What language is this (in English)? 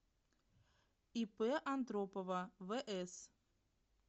Russian